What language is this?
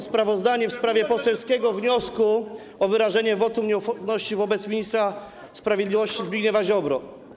Polish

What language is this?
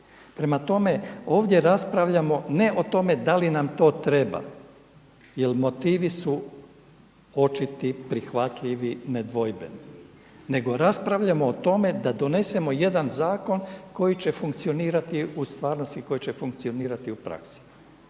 Croatian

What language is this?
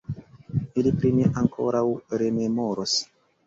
Esperanto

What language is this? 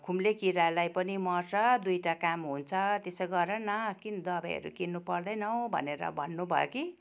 Nepali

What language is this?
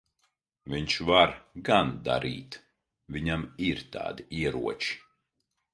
Latvian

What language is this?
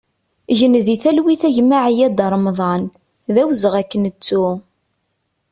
Kabyle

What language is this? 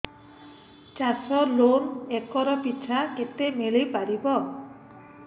Odia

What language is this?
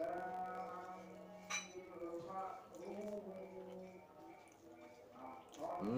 Indonesian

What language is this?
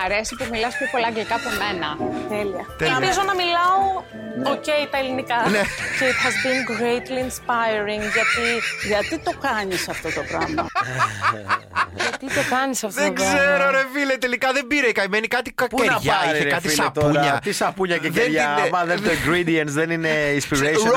Greek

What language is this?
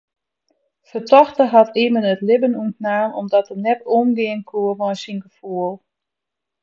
Western Frisian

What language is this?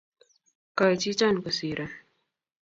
Kalenjin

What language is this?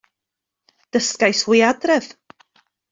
Welsh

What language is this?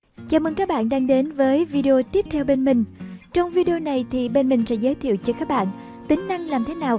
Vietnamese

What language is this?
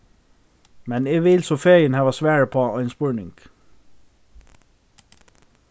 Faroese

